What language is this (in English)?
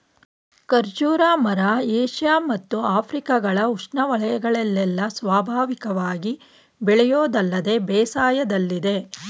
Kannada